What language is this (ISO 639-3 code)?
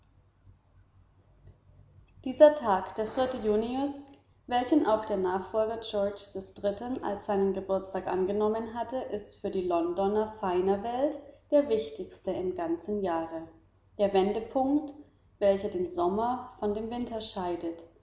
deu